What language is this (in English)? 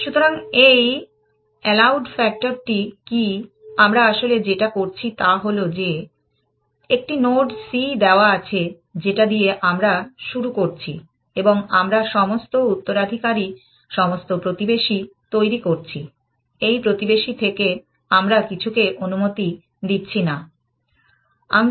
Bangla